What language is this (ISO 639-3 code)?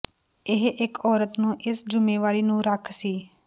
pan